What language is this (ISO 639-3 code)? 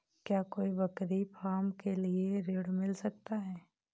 hin